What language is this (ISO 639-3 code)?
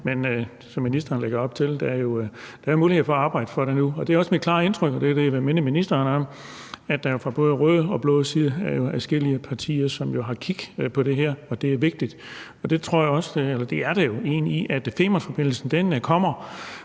dan